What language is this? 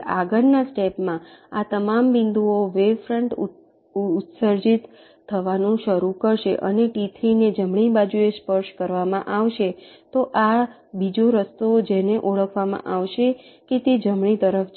Gujarati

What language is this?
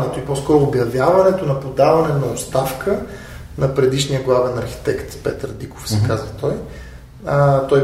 Bulgarian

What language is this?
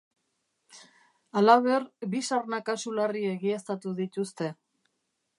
Basque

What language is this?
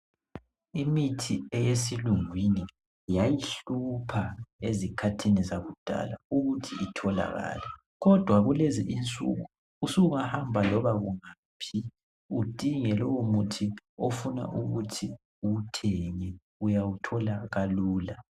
North Ndebele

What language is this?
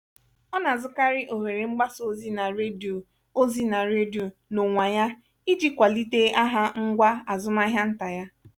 Igbo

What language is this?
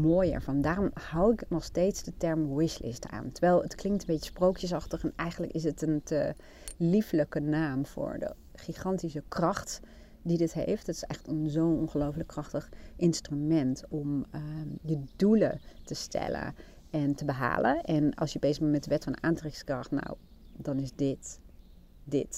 Dutch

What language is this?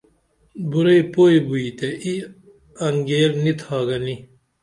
Dameli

